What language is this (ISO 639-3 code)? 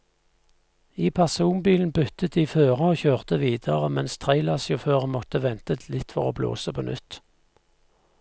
nor